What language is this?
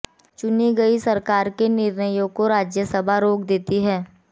Hindi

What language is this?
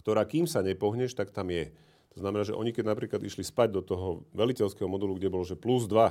Slovak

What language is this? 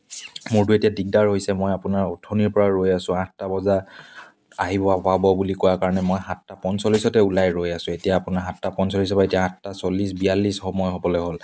Assamese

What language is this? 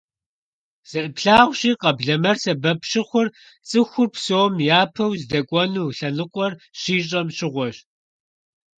Kabardian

